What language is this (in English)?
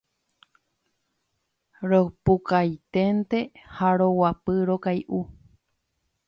Guarani